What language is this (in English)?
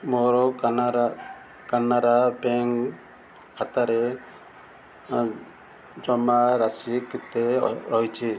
Odia